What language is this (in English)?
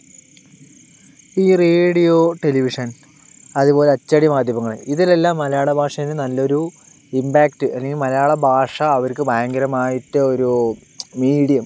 Malayalam